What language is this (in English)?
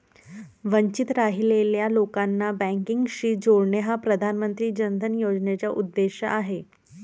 Marathi